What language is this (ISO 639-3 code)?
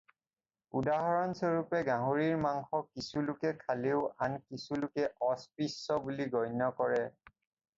asm